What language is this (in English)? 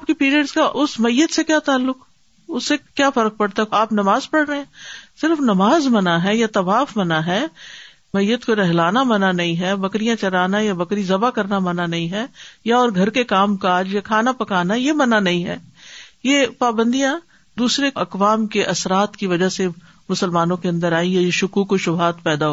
Urdu